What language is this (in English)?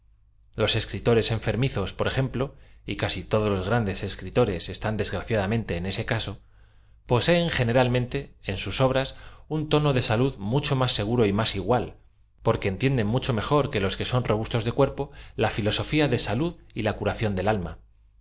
Spanish